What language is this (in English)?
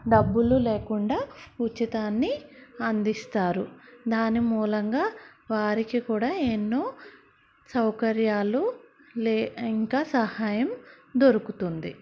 Telugu